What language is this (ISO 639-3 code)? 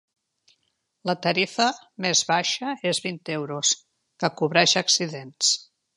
cat